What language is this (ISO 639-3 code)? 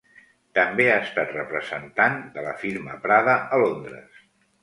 cat